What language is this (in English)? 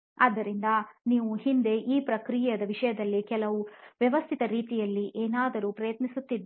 Kannada